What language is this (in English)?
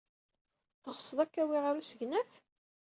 Kabyle